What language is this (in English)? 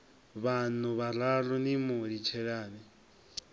Venda